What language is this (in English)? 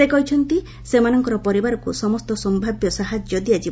Odia